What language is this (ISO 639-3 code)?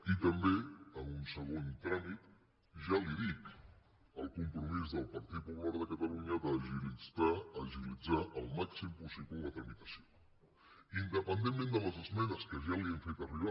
cat